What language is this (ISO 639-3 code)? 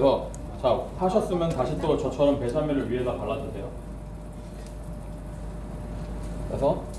kor